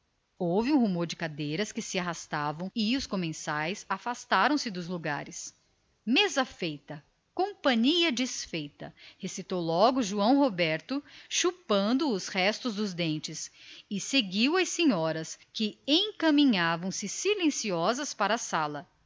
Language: Portuguese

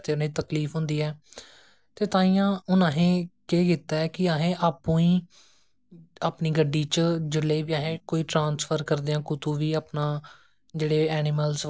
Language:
Dogri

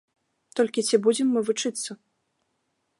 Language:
Belarusian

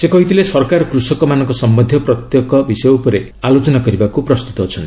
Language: Odia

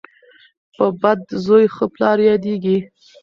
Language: Pashto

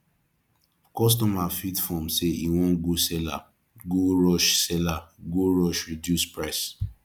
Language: Nigerian Pidgin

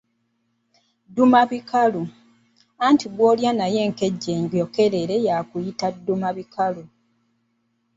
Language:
Ganda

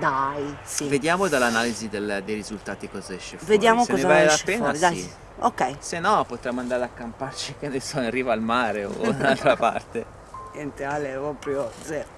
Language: Italian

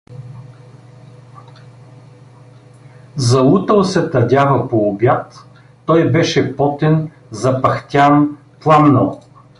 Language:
Bulgarian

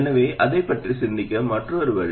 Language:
Tamil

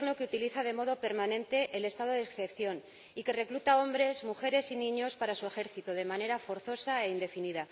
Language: Spanish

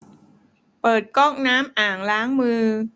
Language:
Thai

